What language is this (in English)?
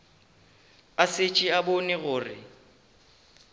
Northern Sotho